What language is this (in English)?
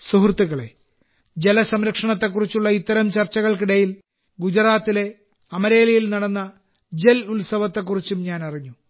Malayalam